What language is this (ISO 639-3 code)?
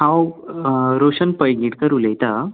kok